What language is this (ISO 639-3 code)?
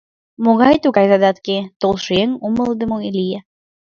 chm